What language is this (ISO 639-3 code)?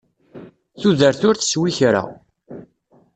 kab